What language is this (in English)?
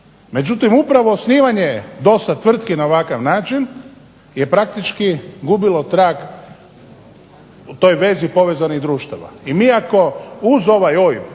Croatian